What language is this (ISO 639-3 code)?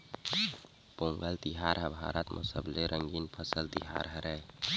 hne